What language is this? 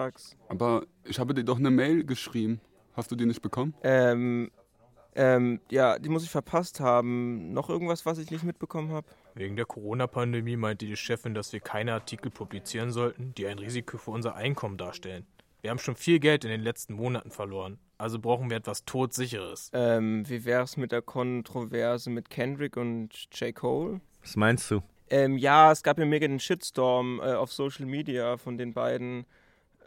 German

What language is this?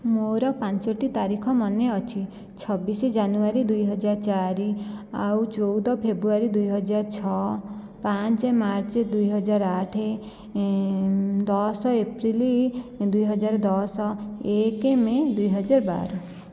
Odia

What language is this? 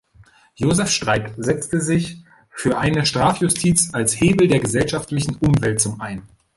German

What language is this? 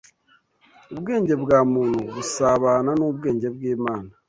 Kinyarwanda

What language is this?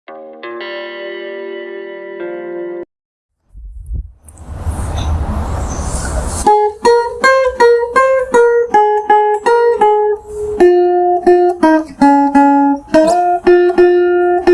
Vietnamese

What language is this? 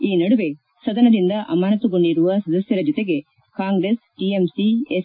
Kannada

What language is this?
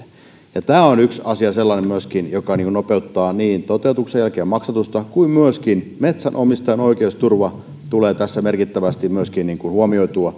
Finnish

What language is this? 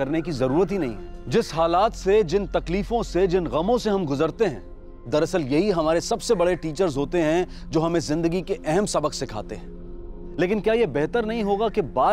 Hindi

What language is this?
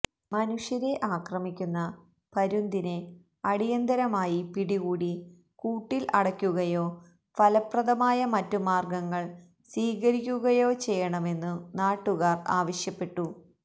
Malayalam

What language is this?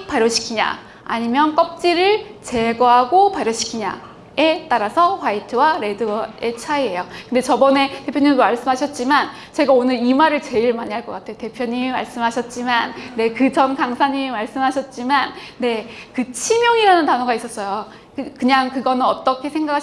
Korean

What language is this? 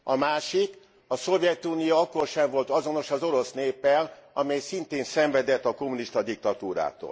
Hungarian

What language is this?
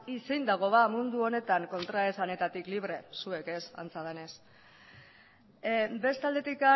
Basque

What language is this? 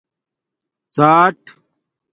Domaaki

